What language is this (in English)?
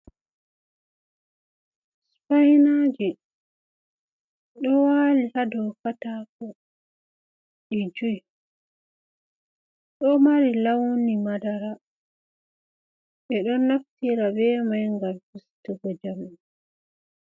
Fula